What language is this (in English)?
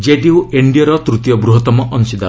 Odia